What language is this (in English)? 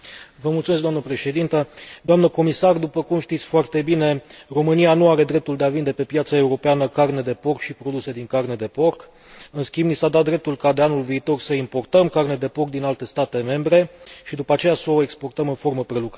Romanian